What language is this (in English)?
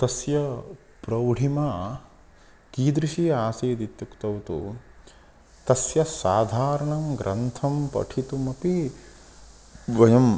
Sanskrit